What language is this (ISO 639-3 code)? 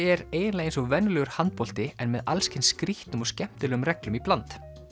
isl